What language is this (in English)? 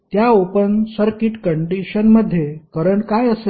Marathi